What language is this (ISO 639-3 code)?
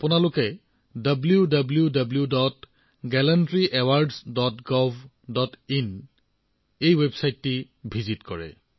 asm